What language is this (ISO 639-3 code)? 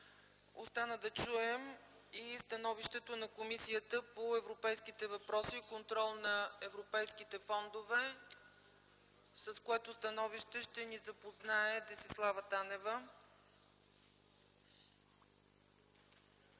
bul